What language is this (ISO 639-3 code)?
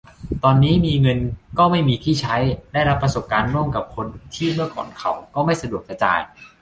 tha